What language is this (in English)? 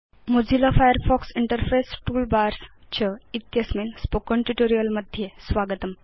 Sanskrit